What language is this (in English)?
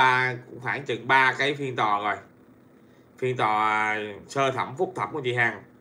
Vietnamese